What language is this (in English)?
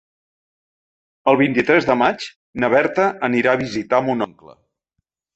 Catalan